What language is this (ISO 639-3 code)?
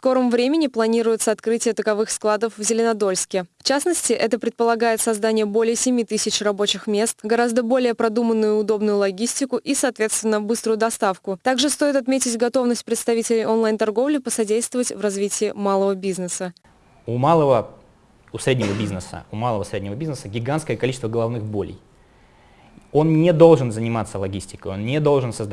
rus